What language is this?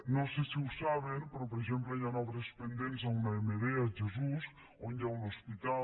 Catalan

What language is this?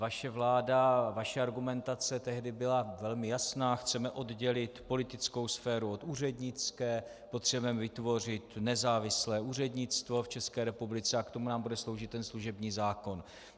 Czech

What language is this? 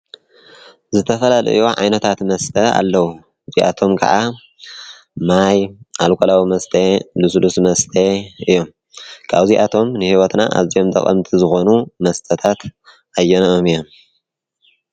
Tigrinya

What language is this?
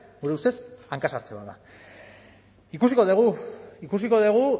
Basque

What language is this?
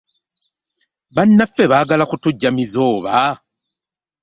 Ganda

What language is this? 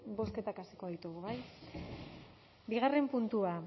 Basque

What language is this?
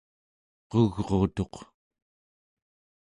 Central Yupik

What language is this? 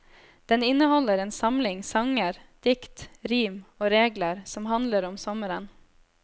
Norwegian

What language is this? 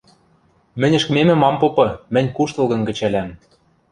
Western Mari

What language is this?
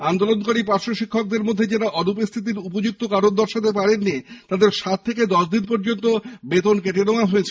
Bangla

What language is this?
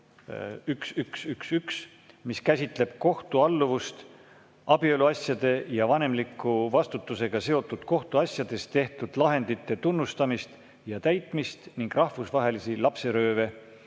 Estonian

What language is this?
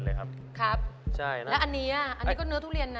Thai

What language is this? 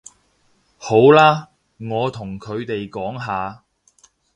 Cantonese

